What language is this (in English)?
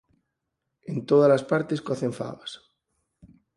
Galician